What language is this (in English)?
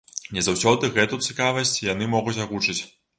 Belarusian